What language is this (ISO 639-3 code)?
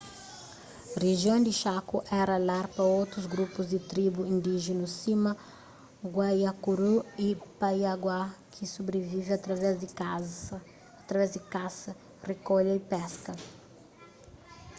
kea